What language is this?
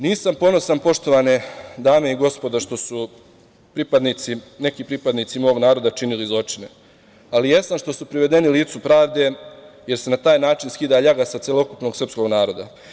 Serbian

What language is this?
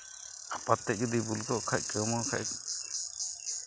Santali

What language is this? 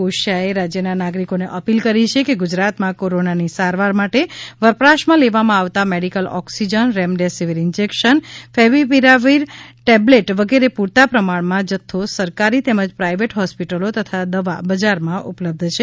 Gujarati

